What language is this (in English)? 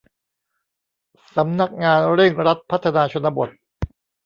Thai